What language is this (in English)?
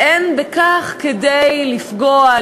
Hebrew